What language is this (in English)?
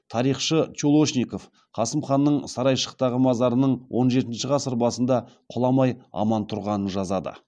Kazakh